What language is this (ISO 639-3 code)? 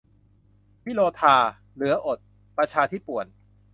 tha